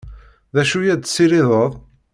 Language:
Kabyle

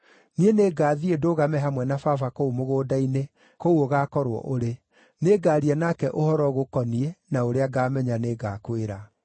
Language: Kikuyu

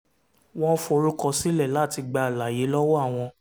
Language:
Yoruba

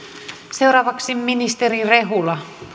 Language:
Finnish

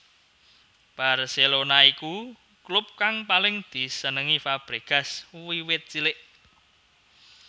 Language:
Javanese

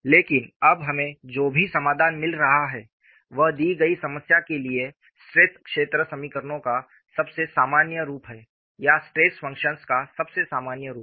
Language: Hindi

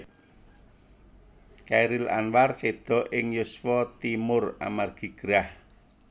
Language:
Javanese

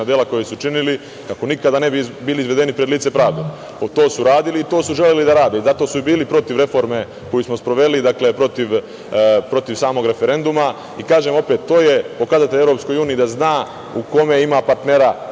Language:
Serbian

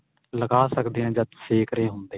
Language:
Punjabi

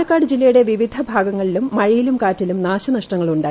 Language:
Malayalam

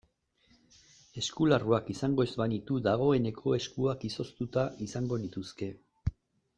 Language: Basque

